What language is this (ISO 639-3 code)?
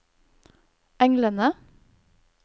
nor